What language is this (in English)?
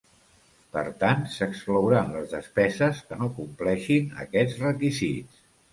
Catalan